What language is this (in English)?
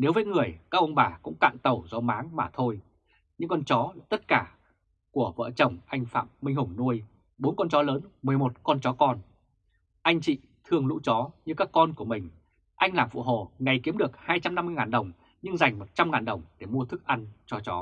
Vietnamese